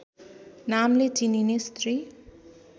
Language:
Nepali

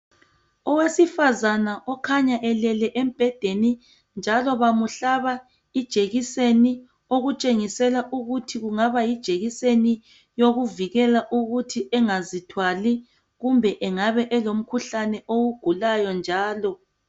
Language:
North Ndebele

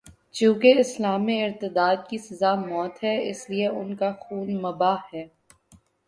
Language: Urdu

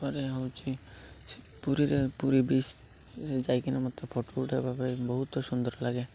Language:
Odia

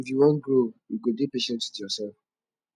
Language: Nigerian Pidgin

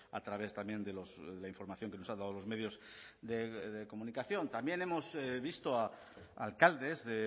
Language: Spanish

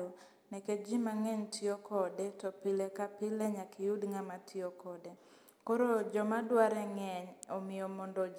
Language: Luo (Kenya and Tanzania)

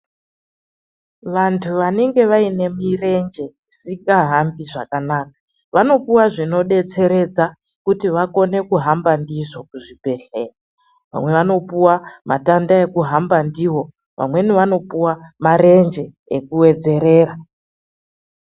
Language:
Ndau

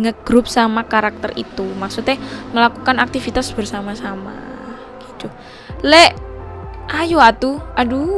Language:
Indonesian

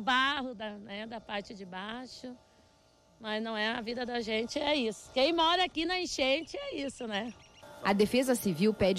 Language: Portuguese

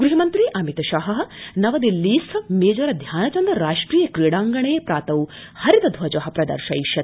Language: Sanskrit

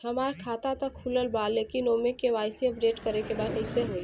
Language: Bhojpuri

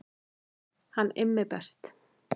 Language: Icelandic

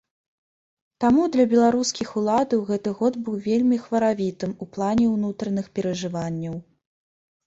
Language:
Belarusian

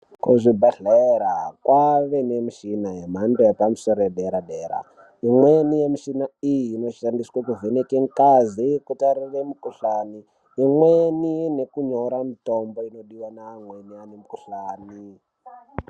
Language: Ndau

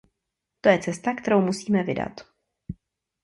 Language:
Czech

